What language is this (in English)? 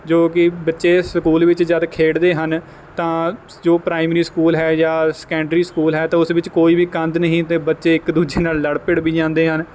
Punjabi